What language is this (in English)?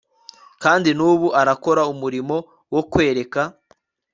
Kinyarwanda